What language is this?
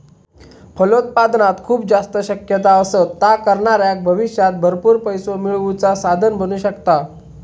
Marathi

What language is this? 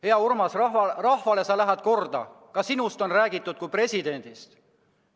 Estonian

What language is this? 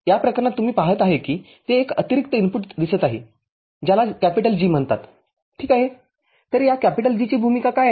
Marathi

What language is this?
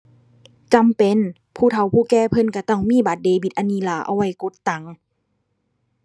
Thai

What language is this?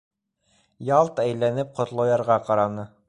Bashkir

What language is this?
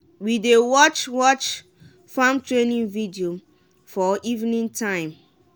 Nigerian Pidgin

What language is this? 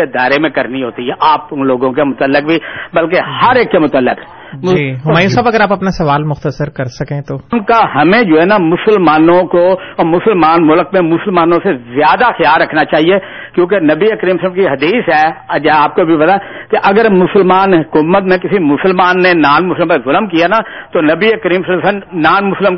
Urdu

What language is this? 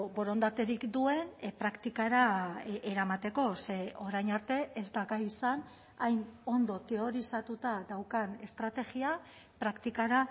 Basque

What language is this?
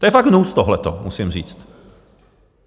Czech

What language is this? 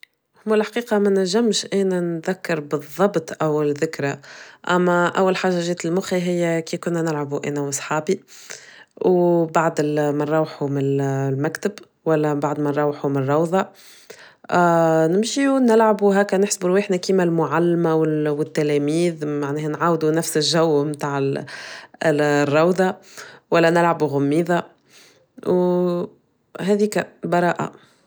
Tunisian Arabic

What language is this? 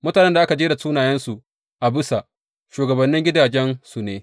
Hausa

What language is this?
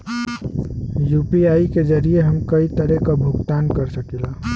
Bhojpuri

